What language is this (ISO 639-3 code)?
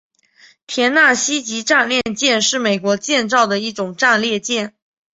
zho